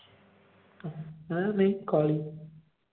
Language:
Punjabi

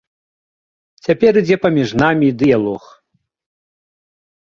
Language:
Belarusian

